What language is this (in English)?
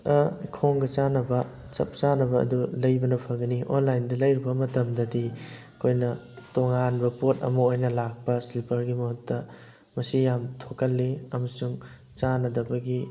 Manipuri